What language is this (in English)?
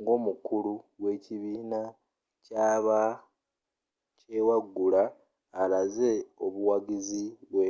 Ganda